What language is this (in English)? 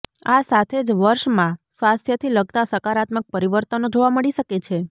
Gujarati